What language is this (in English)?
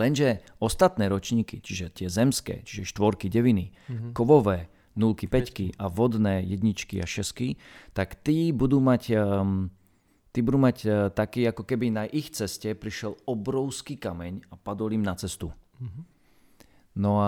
Slovak